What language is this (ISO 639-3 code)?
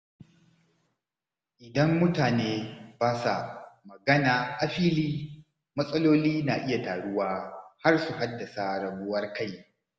hau